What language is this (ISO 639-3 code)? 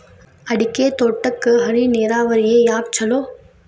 kan